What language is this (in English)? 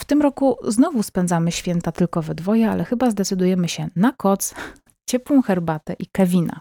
Polish